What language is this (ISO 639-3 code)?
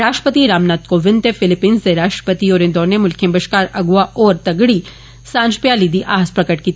doi